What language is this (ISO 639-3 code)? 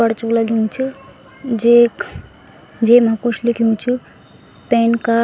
gbm